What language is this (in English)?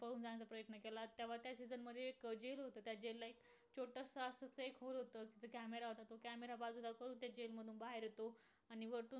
Marathi